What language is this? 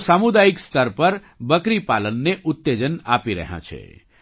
Gujarati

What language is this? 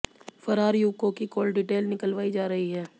Hindi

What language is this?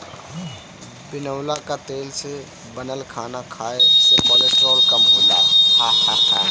Bhojpuri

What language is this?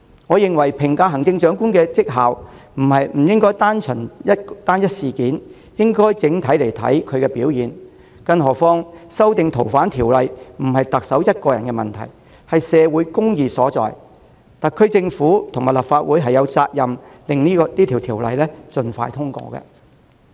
Cantonese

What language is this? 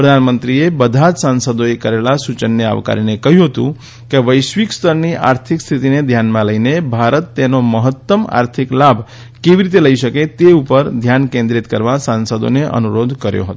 Gujarati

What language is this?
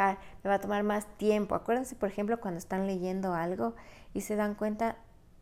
Spanish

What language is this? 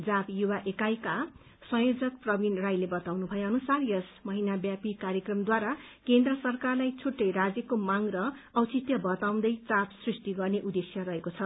Nepali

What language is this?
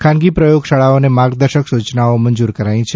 Gujarati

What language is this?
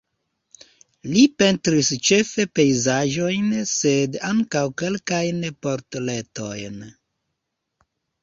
Esperanto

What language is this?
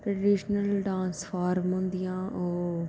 Dogri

